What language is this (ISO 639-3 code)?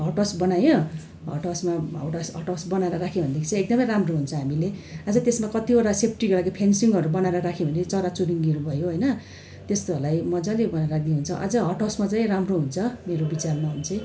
nep